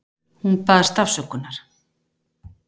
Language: Icelandic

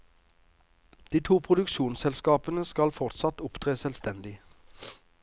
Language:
Norwegian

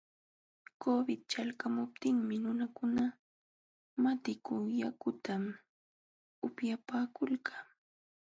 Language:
Jauja Wanca Quechua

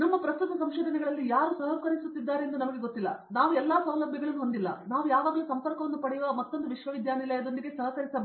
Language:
Kannada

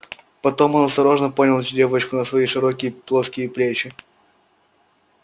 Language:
Russian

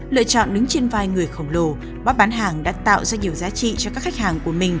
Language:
Vietnamese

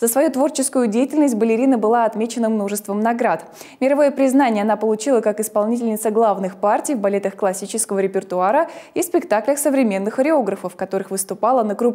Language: Russian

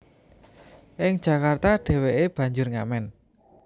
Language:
Javanese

